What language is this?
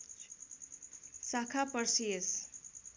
Nepali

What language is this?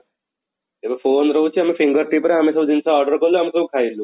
Odia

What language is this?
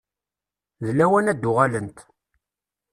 Kabyle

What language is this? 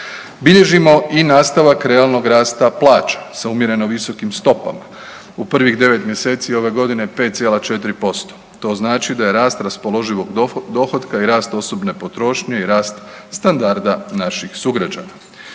Croatian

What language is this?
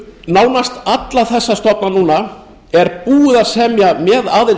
Icelandic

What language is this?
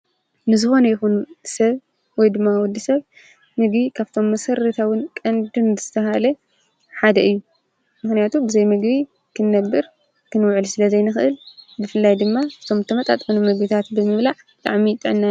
Tigrinya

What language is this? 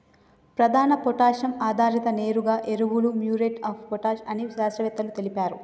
Telugu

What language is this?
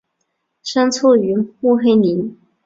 Chinese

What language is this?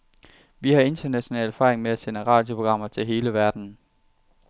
Danish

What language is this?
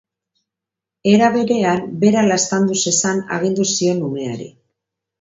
Basque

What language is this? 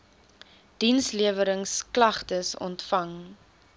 Afrikaans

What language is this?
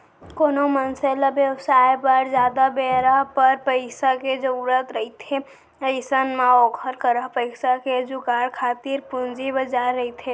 Chhattisgarhi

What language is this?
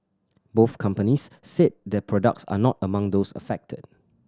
English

